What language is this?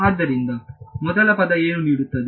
Kannada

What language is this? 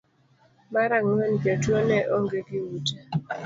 Luo (Kenya and Tanzania)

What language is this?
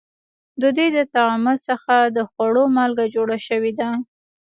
Pashto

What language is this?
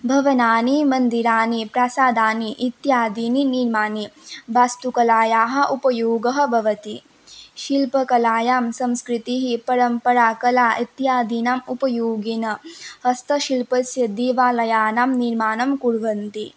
Sanskrit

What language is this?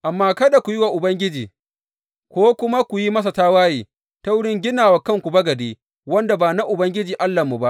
Hausa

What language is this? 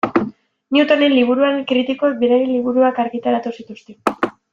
Basque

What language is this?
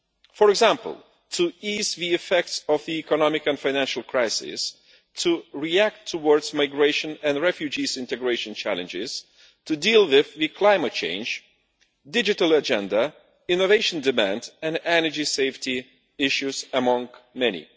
English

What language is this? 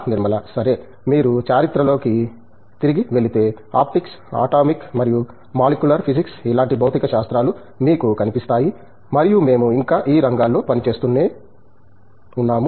Telugu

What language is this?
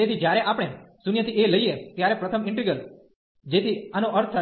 Gujarati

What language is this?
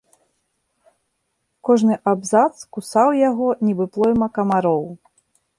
Belarusian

